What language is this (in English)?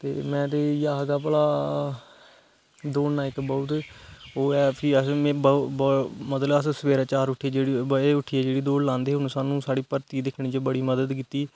Dogri